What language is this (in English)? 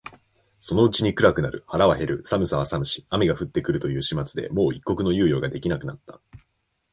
Japanese